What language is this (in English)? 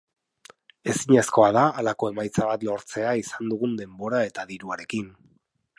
Basque